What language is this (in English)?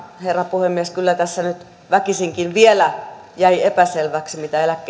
Finnish